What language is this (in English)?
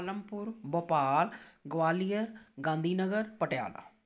Punjabi